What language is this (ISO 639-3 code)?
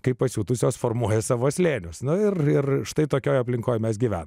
lit